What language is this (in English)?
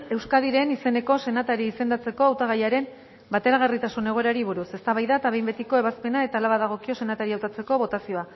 Basque